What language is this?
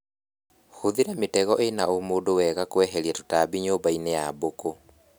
Kikuyu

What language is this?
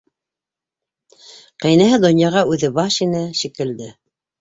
Bashkir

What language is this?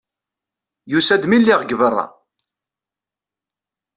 Kabyle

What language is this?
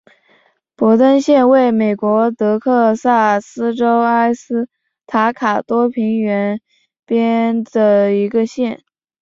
Chinese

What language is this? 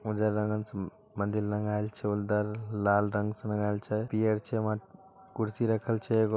Magahi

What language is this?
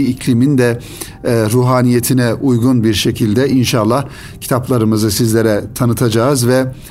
Turkish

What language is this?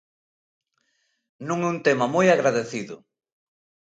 Galician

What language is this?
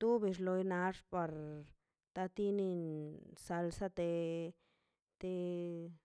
Mazaltepec Zapotec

